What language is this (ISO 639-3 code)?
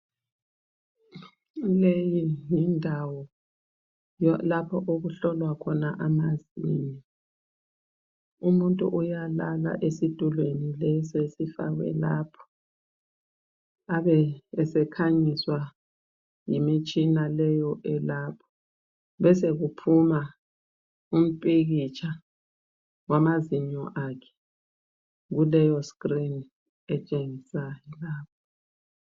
nde